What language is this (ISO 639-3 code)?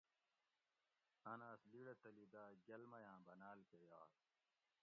gwc